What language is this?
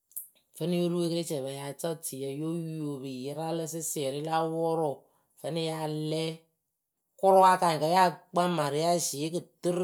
Akebu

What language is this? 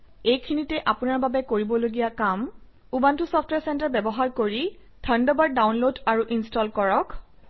Assamese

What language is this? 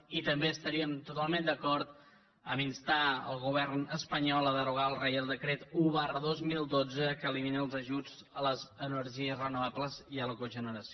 Catalan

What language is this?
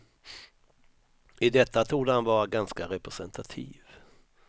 Swedish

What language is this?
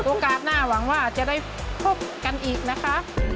Thai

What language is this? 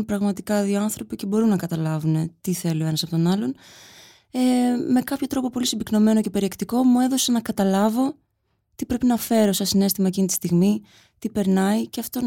Greek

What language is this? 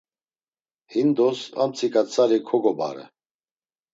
Laz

